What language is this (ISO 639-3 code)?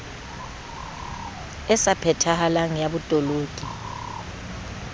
sot